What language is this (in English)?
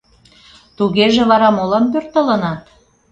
Mari